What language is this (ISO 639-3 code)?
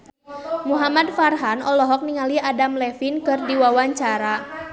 sun